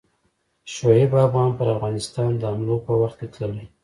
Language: Pashto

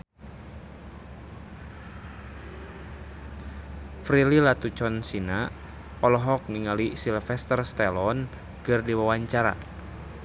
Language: Sundanese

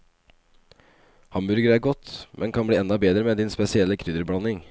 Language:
Norwegian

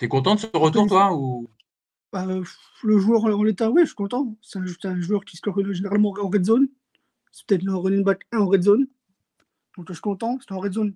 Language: French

